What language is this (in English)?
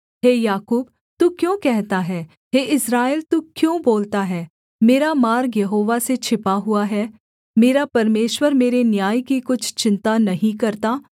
Hindi